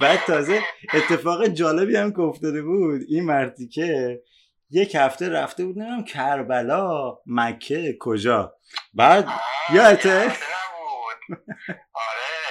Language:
Persian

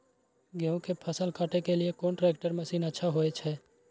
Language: Maithili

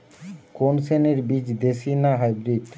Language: Bangla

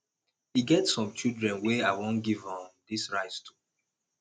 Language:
Nigerian Pidgin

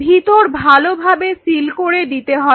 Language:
Bangla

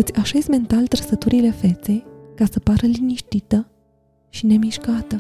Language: Romanian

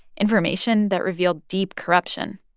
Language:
English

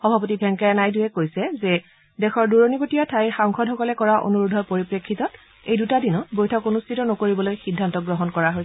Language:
Assamese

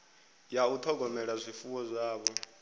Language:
Venda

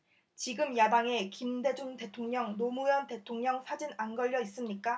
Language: Korean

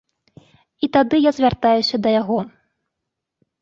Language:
Belarusian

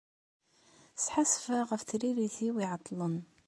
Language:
Kabyle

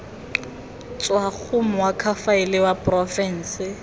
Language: Tswana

